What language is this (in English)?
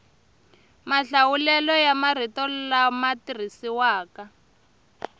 Tsonga